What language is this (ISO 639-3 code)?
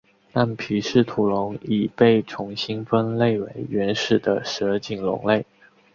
zho